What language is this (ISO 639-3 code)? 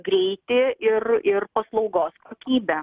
lit